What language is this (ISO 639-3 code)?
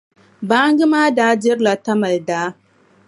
dag